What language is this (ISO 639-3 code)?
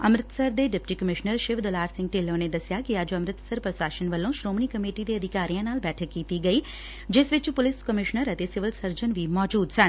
pan